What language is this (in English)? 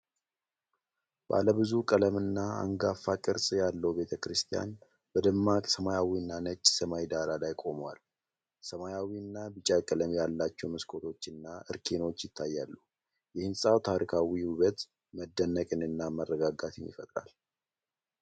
Amharic